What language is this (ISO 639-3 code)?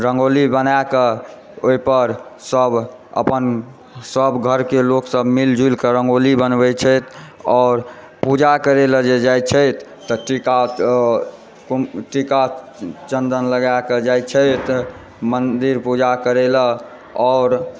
mai